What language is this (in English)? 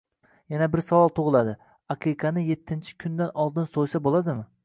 Uzbek